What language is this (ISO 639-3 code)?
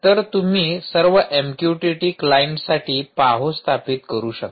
mar